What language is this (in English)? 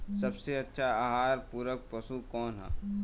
Bhojpuri